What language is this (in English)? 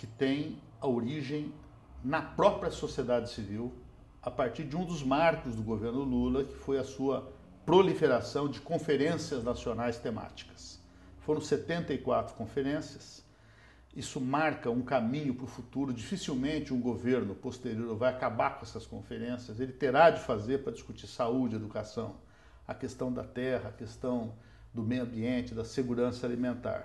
Portuguese